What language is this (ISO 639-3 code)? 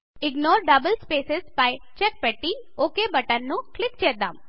tel